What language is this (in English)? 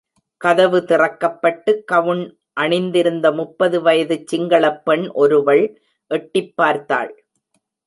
Tamil